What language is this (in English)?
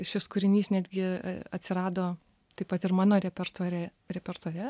Lithuanian